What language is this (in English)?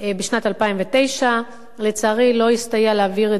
Hebrew